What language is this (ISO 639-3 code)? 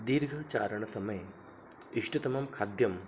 san